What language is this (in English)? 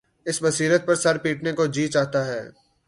Urdu